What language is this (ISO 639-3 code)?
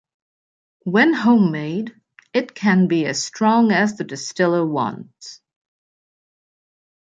eng